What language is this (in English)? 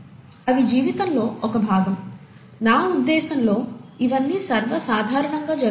Telugu